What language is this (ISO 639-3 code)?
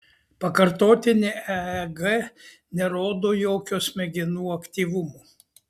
lit